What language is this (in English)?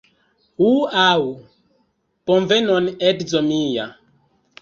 Esperanto